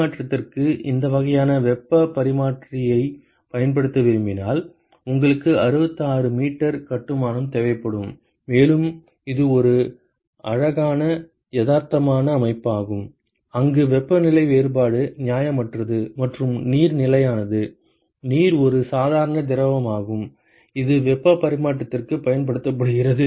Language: Tamil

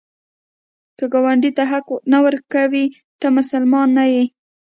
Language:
Pashto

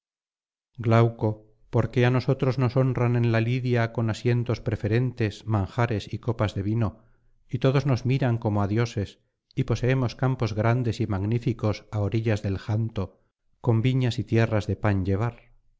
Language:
Spanish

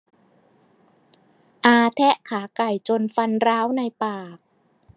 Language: Thai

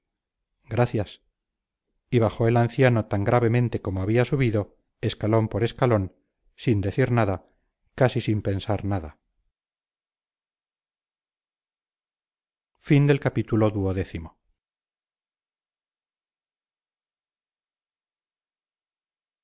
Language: Spanish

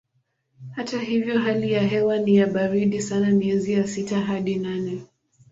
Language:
Swahili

